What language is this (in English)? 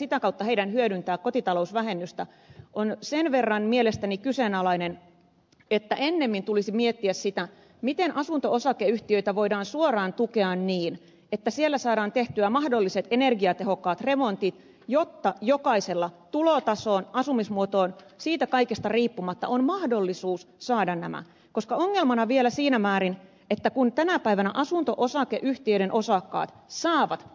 Finnish